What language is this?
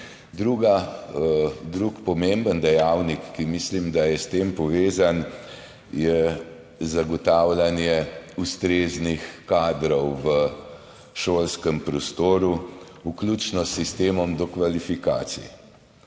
Slovenian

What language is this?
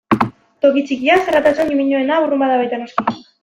Basque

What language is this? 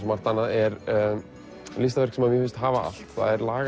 Icelandic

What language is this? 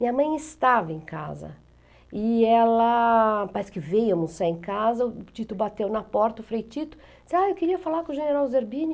Portuguese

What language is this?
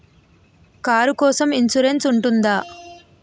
Telugu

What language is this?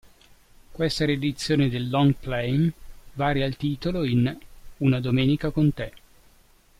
Italian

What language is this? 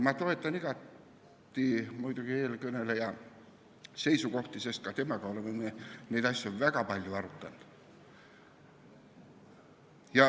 Estonian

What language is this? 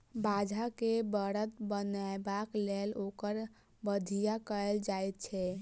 Maithili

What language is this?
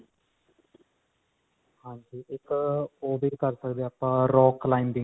Punjabi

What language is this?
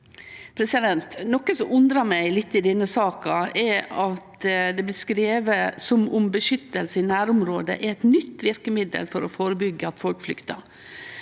Norwegian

